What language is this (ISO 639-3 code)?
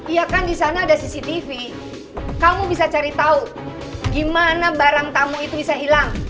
ind